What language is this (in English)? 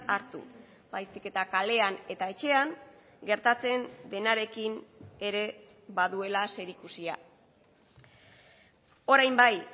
Basque